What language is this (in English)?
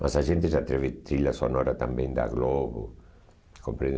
Portuguese